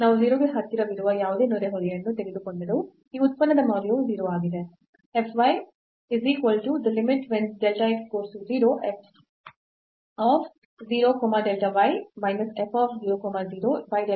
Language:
Kannada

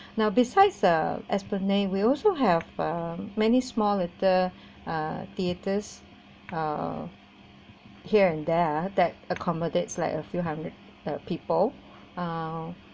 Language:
English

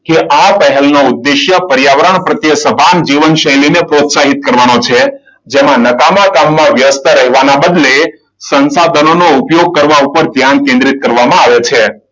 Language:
Gujarati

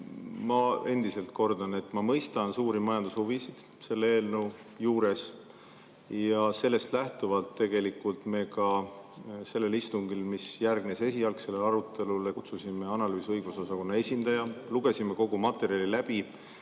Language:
Estonian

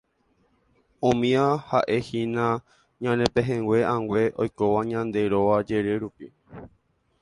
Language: Guarani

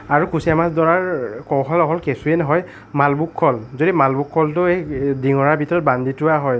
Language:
Assamese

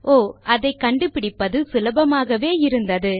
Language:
Tamil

